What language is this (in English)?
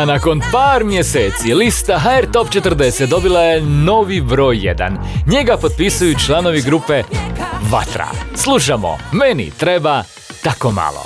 Croatian